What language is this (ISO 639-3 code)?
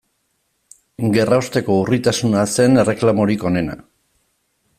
eus